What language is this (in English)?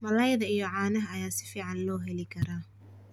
Somali